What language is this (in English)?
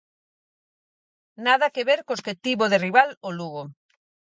Galician